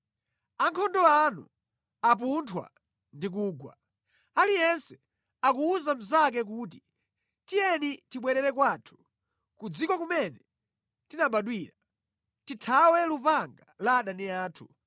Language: Nyanja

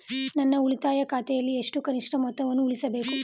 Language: Kannada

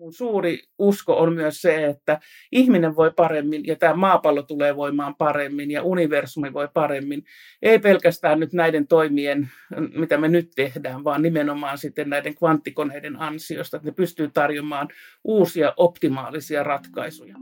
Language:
Finnish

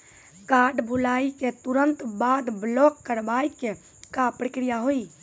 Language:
Maithili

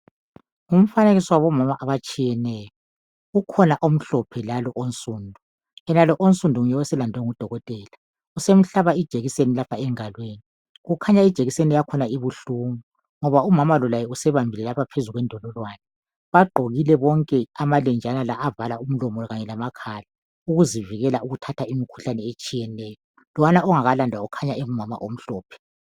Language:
North Ndebele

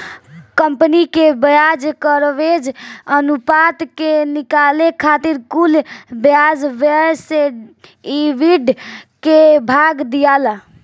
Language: Bhojpuri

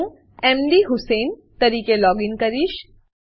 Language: Gujarati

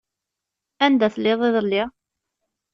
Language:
Kabyle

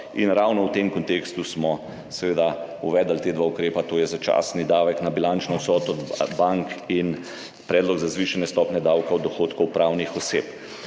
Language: Slovenian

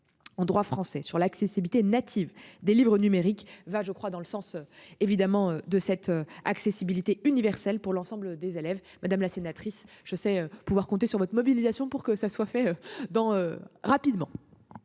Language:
French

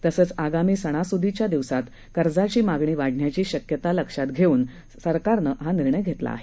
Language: Marathi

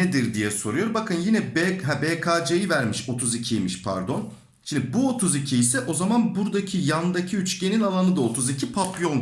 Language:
Turkish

